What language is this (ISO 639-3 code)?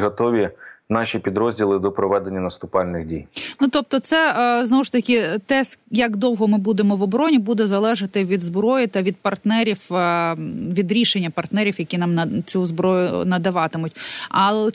ukr